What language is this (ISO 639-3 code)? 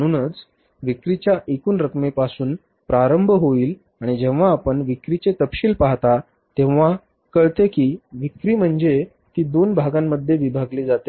mar